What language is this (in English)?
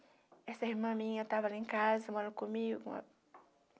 Portuguese